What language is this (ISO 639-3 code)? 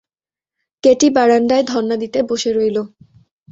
ben